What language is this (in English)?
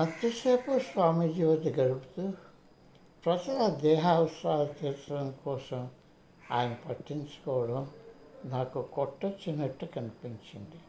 Telugu